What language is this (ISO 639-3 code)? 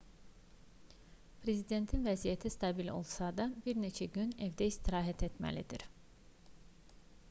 aze